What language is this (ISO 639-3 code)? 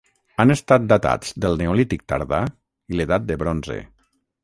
cat